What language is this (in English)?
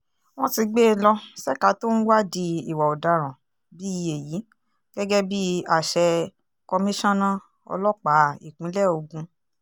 Yoruba